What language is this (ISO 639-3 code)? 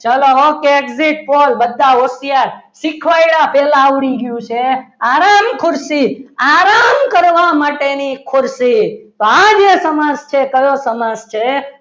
guj